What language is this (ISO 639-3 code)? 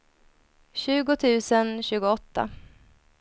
swe